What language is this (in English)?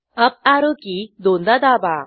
Marathi